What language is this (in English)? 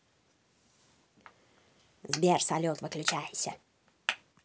Russian